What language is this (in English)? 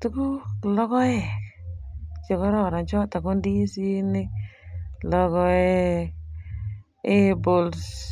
Kalenjin